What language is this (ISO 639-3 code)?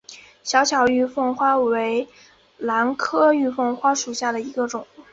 zho